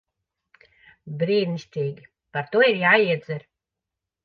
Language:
Latvian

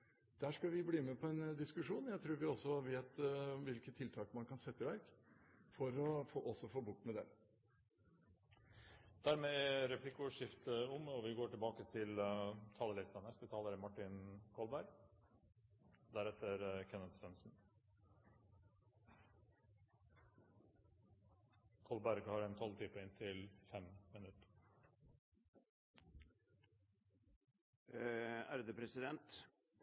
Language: Norwegian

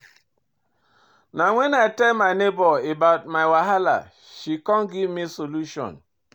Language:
Nigerian Pidgin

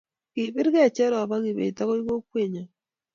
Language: Kalenjin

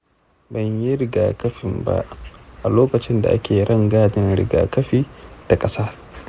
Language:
Hausa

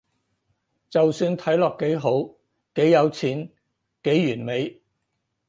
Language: Cantonese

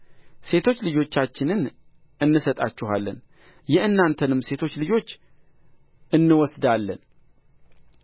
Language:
Amharic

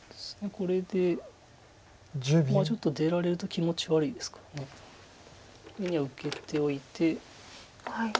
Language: Japanese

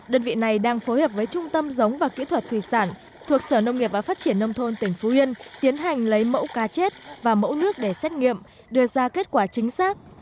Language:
Vietnamese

